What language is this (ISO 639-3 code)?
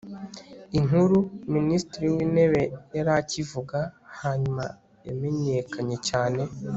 kin